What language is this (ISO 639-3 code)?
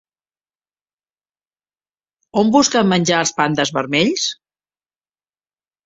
cat